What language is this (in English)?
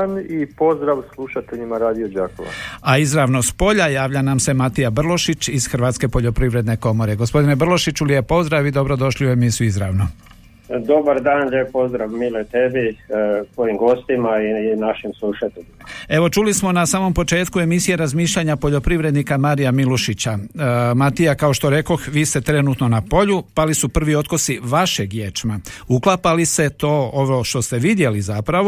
Croatian